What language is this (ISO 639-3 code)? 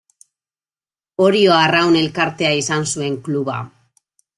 eus